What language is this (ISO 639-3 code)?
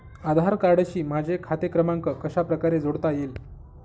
mar